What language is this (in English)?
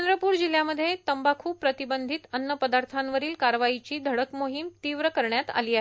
Marathi